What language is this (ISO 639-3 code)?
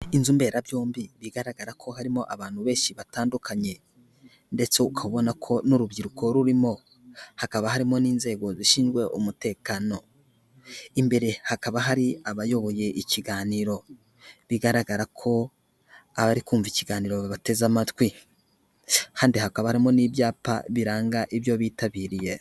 kin